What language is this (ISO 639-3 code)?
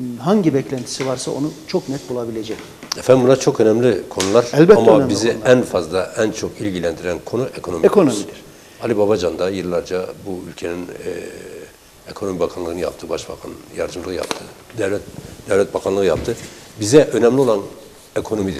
tur